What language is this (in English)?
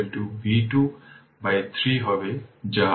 Bangla